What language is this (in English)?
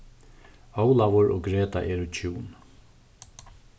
Faroese